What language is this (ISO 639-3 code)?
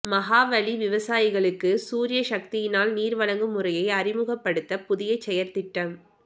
tam